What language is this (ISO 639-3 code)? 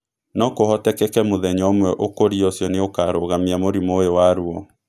kik